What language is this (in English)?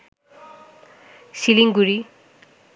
Bangla